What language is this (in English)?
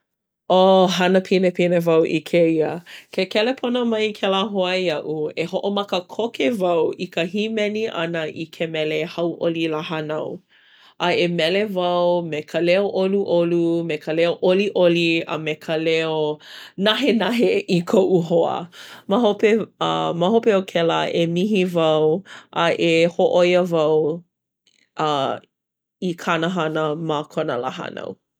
Hawaiian